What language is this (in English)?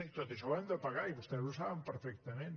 Catalan